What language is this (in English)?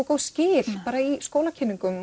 Icelandic